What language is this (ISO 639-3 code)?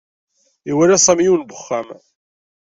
kab